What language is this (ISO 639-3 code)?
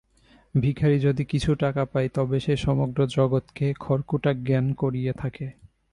ben